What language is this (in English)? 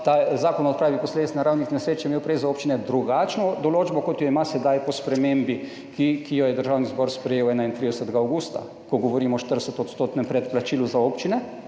Slovenian